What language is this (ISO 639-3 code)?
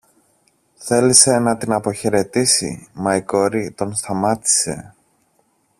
ell